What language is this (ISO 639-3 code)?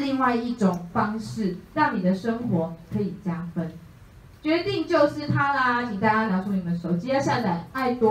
zho